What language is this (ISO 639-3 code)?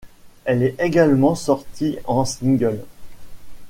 fra